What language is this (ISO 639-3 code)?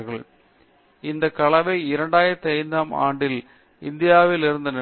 tam